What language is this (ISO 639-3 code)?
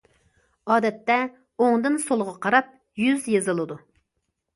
uig